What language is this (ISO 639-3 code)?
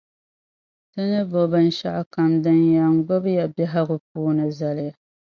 dag